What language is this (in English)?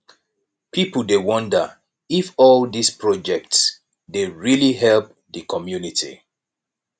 Nigerian Pidgin